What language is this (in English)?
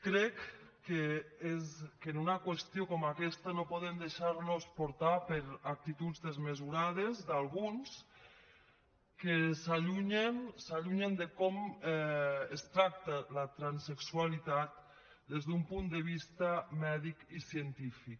Catalan